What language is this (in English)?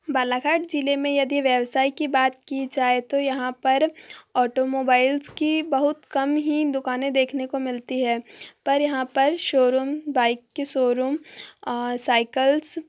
Hindi